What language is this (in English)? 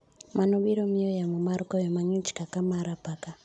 Luo (Kenya and Tanzania)